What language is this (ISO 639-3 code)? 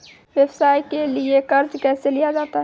mai